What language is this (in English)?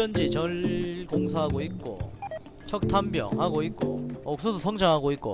Korean